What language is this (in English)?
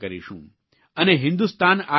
Gujarati